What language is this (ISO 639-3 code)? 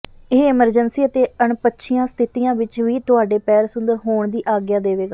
pan